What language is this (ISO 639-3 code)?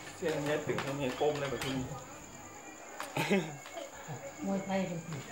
tha